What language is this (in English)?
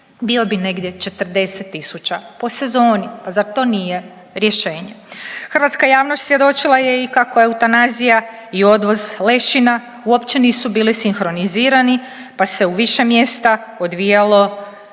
Croatian